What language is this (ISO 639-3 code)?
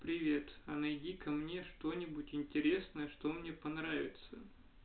rus